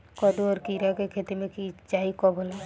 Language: Bhojpuri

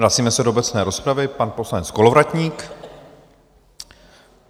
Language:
Czech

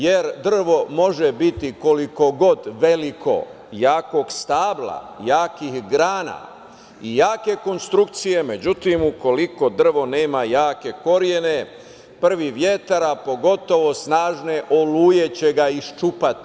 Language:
Serbian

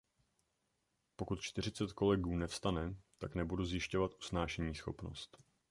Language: Czech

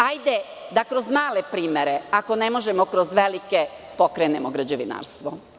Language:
Serbian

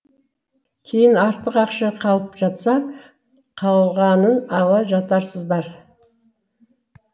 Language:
Kazakh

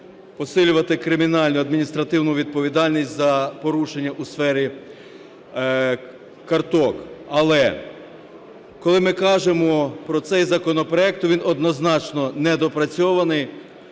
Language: Ukrainian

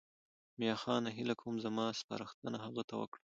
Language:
Pashto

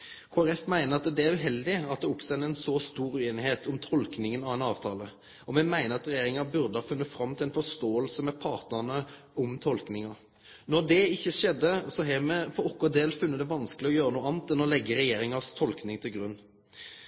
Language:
Norwegian Nynorsk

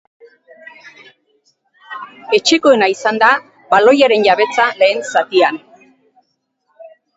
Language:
Basque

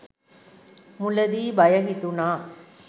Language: Sinhala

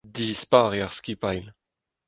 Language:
Breton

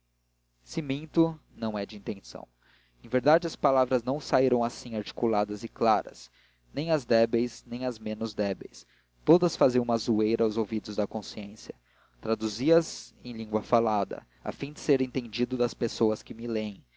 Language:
Portuguese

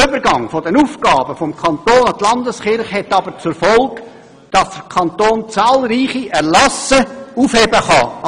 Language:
Swiss German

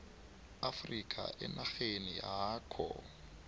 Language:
South Ndebele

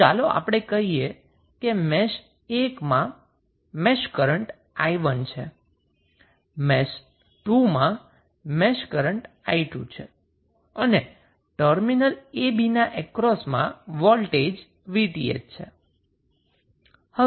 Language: Gujarati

